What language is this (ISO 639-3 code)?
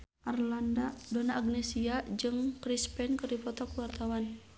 sun